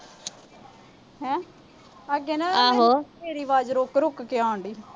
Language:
Punjabi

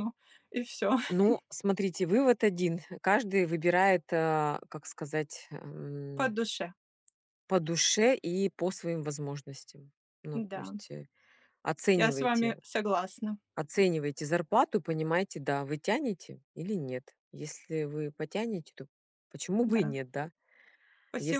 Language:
Russian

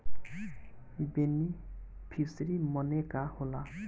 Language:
Bhojpuri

